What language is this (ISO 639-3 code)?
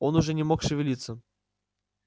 rus